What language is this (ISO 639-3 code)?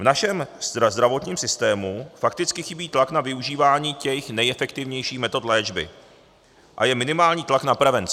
ces